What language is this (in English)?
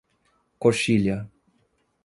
Portuguese